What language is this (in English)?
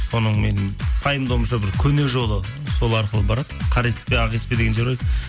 Kazakh